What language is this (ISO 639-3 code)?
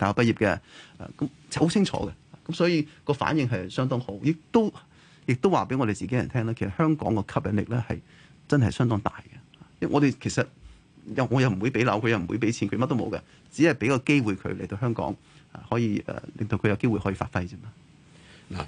zho